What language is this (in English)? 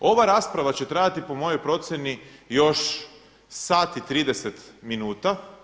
Croatian